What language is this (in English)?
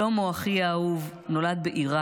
Hebrew